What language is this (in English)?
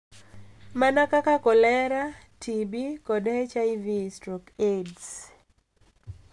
Luo (Kenya and Tanzania)